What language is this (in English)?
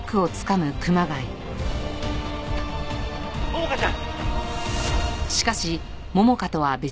Japanese